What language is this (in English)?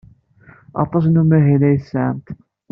Kabyle